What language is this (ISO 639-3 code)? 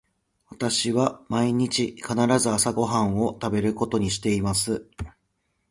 jpn